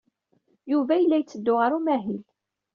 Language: Kabyle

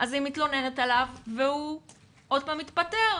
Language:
Hebrew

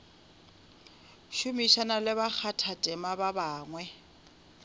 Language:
Northern Sotho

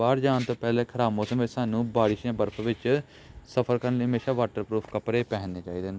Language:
Punjabi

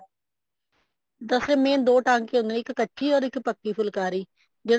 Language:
Punjabi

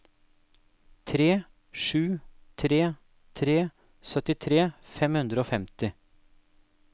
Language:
Norwegian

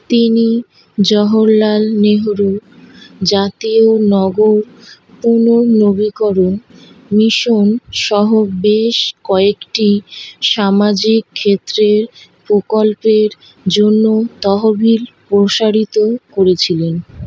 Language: Bangla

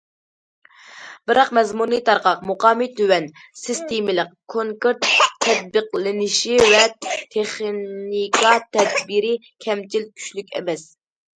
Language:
Uyghur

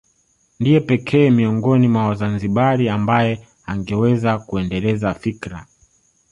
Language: Swahili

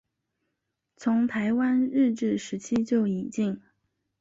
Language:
Chinese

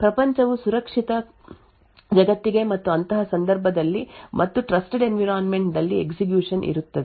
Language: Kannada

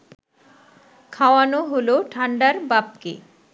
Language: Bangla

